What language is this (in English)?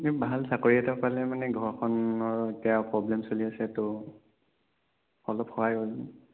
Assamese